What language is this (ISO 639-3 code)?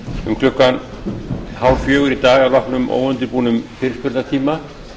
isl